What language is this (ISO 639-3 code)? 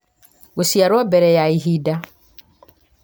kik